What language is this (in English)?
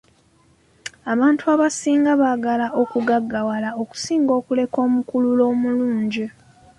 Ganda